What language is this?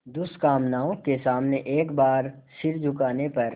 Hindi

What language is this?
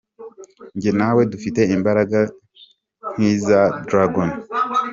Kinyarwanda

